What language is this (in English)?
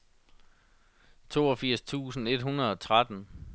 Danish